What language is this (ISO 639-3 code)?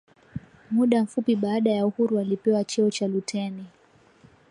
swa